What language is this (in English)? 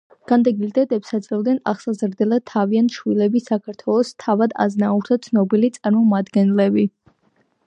Georgian